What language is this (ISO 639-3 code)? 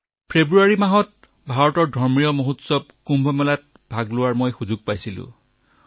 asm